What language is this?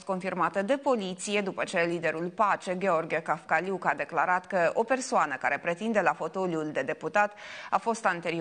Romanian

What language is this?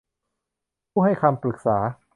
Thai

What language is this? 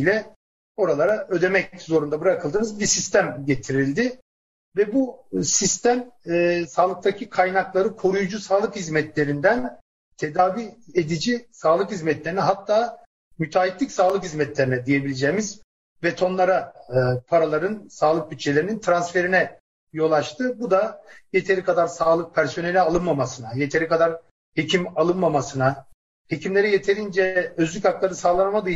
Turkish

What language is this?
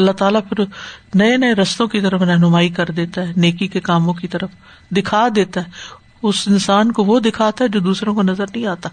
Urdu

